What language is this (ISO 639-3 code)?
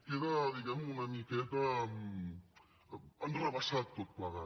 cat